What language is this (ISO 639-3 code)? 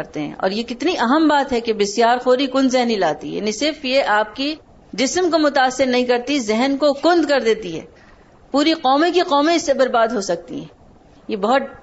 urd